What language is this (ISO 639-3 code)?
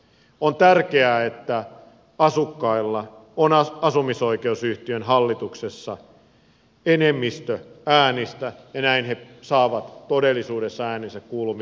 fin